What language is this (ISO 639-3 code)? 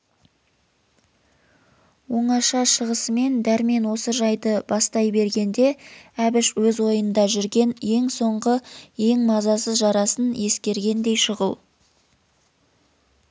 kaz